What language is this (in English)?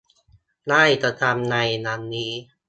Thai